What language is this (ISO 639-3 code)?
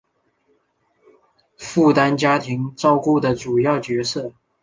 zho